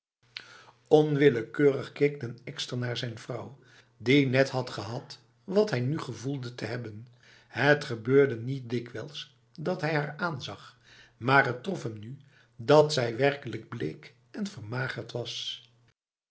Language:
Dutch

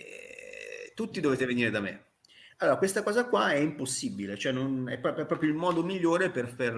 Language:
Italian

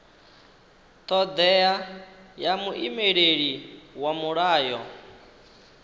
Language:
Venda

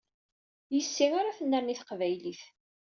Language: Kabyle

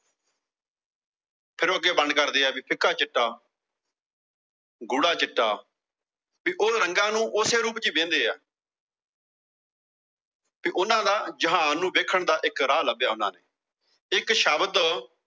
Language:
Punjabi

